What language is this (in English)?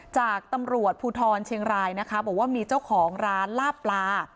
Thai